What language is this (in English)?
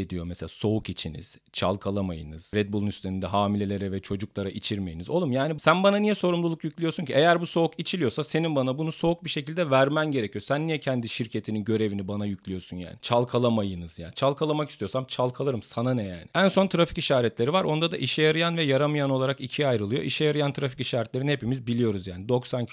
Turkish